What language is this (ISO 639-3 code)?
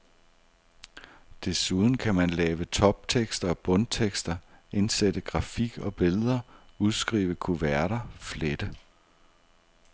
dan